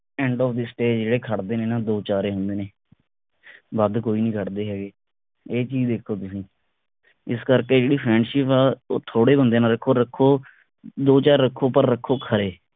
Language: Punjabi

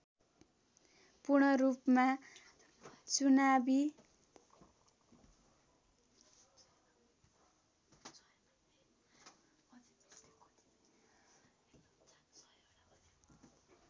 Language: Nepali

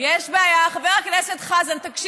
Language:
Hebrew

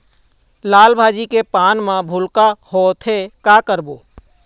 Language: Chhattisgarhi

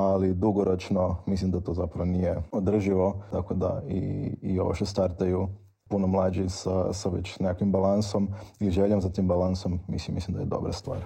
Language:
Croatian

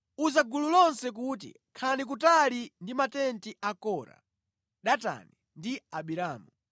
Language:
Nyanja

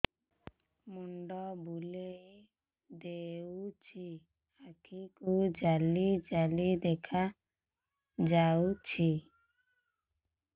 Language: Odia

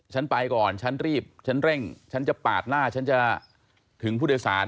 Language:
Thai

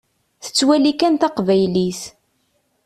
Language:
Kabyle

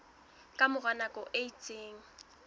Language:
Southern Sotho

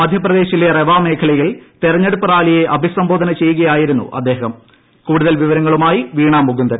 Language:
Malayalam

